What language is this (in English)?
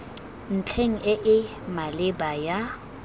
Tswana